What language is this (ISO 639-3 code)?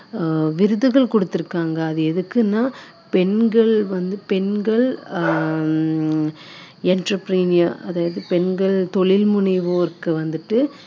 tam